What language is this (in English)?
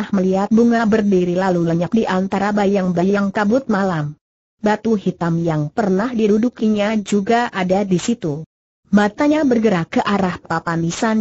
Indonesian